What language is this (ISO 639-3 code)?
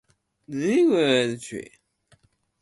jpn